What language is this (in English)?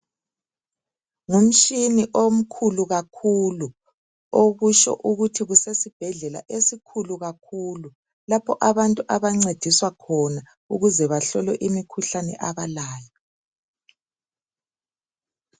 North Ndebele